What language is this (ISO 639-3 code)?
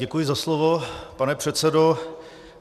ces